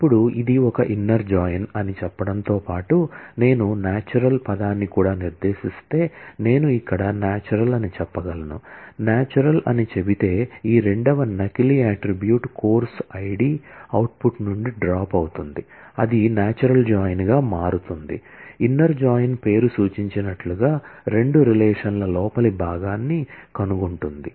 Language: Telugu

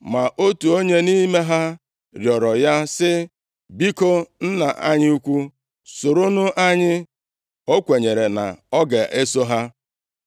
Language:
Igbo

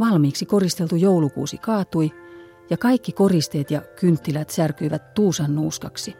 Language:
Finnish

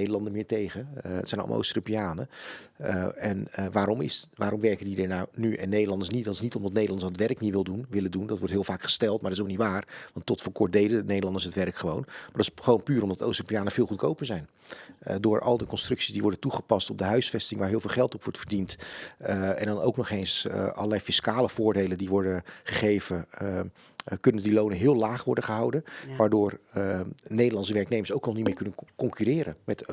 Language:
Dutch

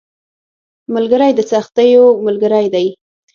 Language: Pashto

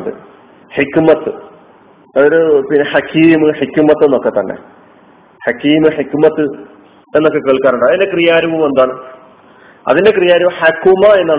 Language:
Malayalam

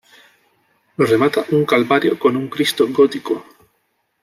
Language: Spanish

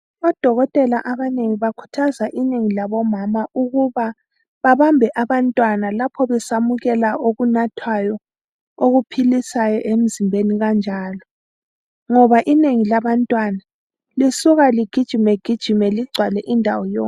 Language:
North Ndebele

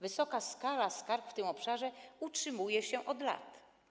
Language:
Polish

